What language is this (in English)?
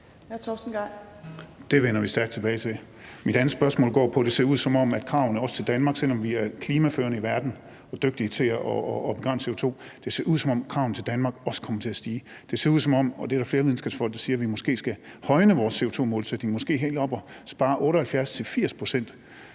Danish